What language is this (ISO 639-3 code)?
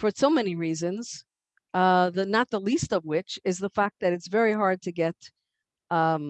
eng